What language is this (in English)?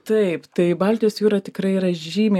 Lithuanian